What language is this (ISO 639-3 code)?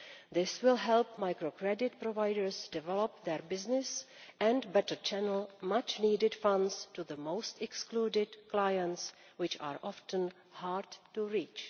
eng